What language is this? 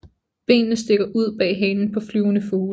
Danish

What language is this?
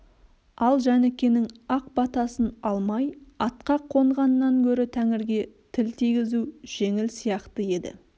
Kazakh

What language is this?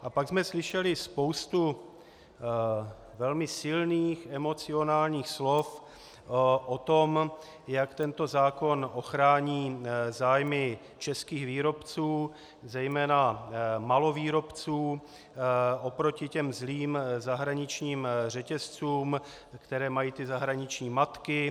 Czech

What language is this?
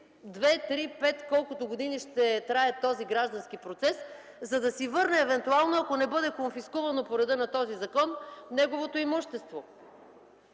Bulgarian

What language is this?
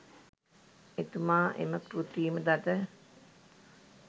Sinhala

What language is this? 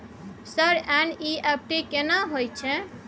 Maithili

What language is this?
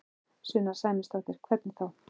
Icelandic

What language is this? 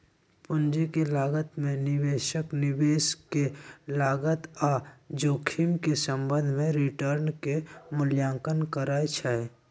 Magahi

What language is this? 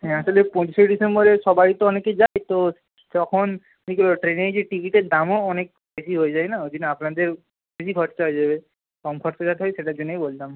Bangla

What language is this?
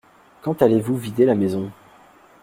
French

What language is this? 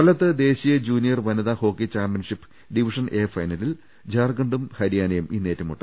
Malayalam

